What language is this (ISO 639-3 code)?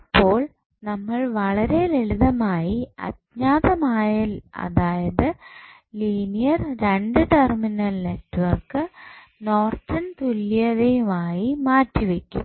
mal